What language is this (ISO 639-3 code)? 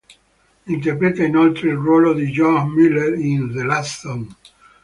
ita